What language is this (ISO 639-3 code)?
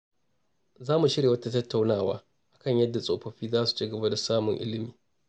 hau